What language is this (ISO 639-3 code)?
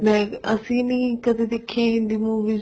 pan